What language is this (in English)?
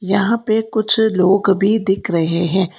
Hindi